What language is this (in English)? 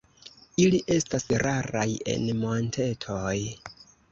Esperanto